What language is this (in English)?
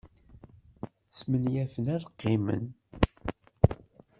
Kabyle